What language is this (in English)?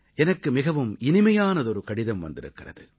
Tamil